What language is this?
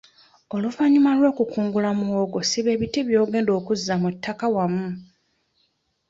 Ganda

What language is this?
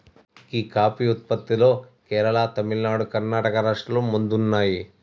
Telugu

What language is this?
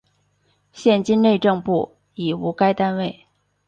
Chinese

